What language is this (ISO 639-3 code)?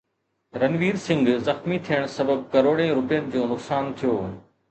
snd